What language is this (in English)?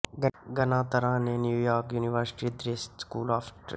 Punjabi